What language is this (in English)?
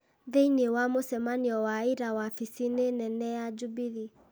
Kikuyu